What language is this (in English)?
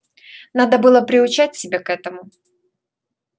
Russian